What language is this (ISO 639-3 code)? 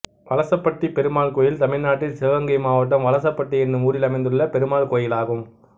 tam